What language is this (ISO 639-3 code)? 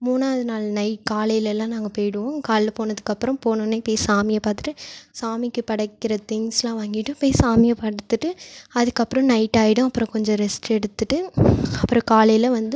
tam